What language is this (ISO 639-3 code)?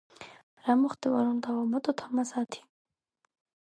kat